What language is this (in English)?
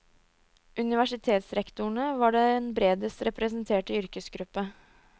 Norwegian